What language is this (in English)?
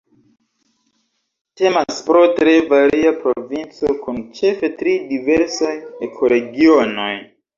Esperanto